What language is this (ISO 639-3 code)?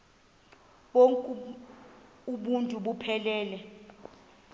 xho